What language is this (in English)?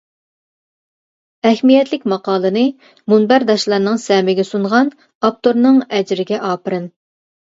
Uyghur